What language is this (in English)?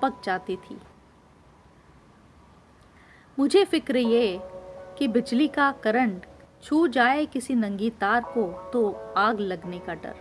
Hindi